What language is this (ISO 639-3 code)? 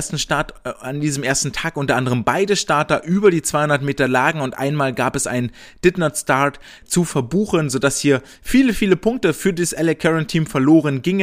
deu